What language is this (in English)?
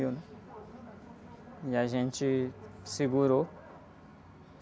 Portuguese